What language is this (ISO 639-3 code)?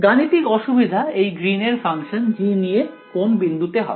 ben